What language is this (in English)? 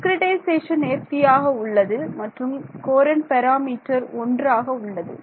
Tamil